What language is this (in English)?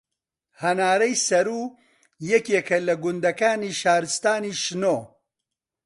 Central Kurdish